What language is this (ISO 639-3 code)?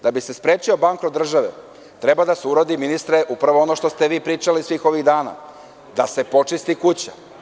srp